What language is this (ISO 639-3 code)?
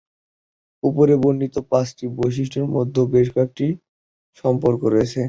ben